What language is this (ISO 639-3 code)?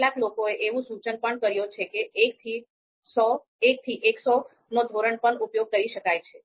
guj